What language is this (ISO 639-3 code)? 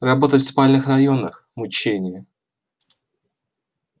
rus